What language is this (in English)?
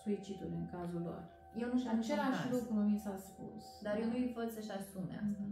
Romanian